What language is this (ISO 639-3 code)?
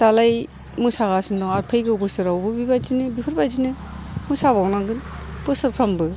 brx